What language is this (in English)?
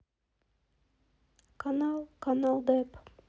Russian